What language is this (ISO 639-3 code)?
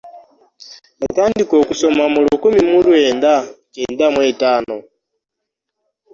lug